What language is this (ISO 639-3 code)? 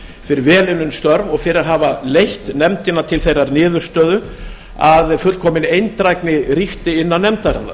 isl